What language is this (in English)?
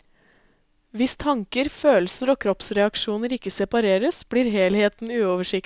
Norwegian